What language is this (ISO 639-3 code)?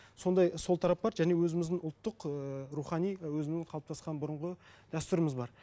kaz